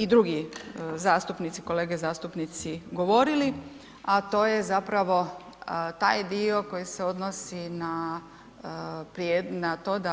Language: Croatian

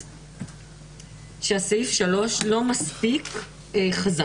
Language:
Hebrew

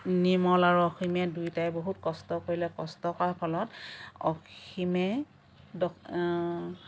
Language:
Assamese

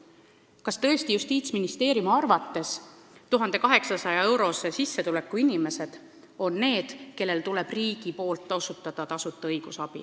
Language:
Estonian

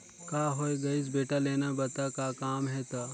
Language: Chhattisgarhi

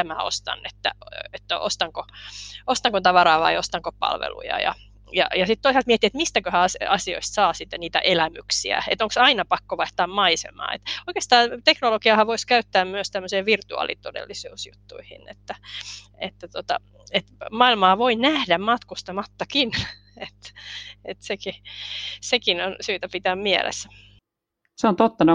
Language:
Finnish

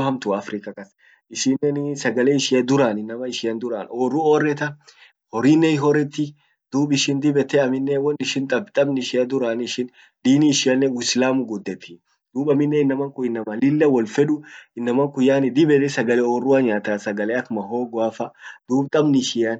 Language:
Orma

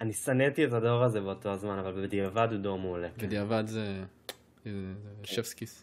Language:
Hebrew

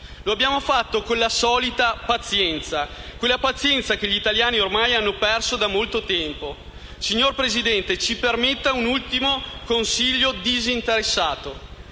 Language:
Italian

